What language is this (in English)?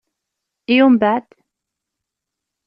Kabyle